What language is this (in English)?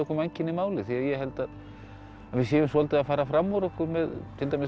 Icelandic